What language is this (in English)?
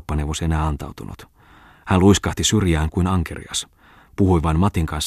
Finnish